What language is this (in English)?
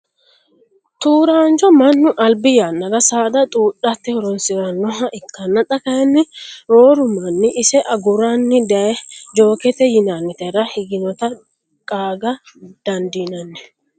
Sidamo